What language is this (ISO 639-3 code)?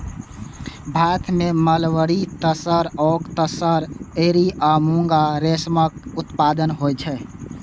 mai